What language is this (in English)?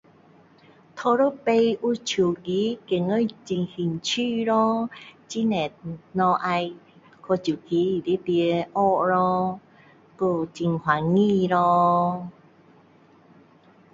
Min Dong Chinese